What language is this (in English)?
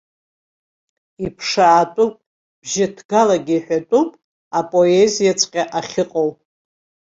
Abkhazian